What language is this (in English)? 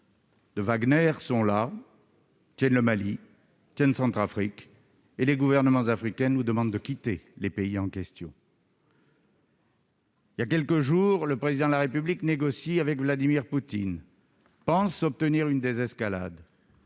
French